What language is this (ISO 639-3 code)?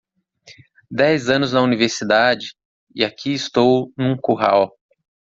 por